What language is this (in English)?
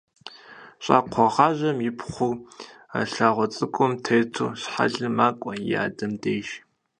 Kabardian